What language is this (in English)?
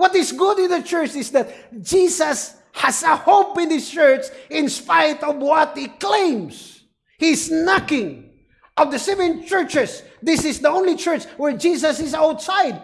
English